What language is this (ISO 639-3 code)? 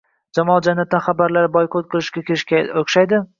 uzb